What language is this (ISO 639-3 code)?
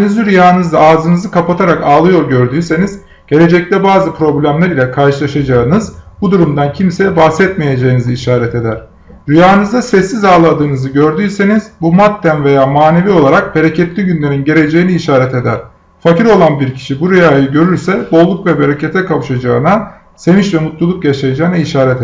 tur